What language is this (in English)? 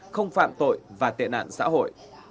Vietnamese